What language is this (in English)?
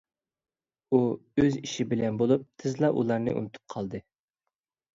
Uyghur